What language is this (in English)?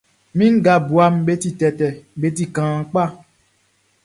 Baoulé